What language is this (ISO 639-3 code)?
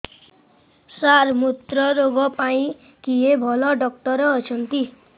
ori